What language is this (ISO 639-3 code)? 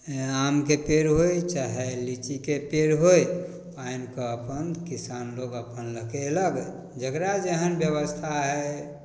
mai